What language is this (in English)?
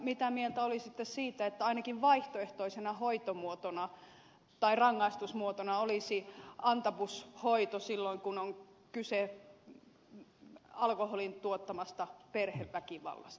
Finnish